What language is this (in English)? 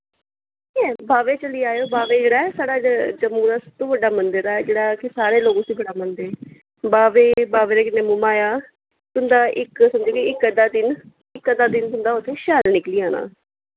Dogri